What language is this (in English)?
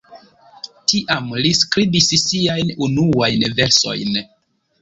Esperanto